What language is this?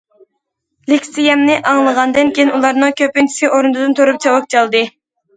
Uyghur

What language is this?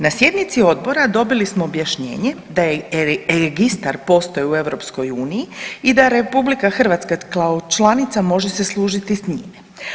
Croatian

